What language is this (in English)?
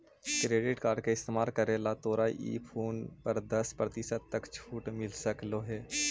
Magahi